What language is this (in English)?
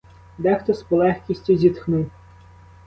Ukrainian